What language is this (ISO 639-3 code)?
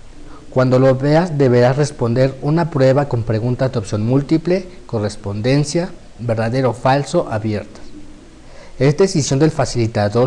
spa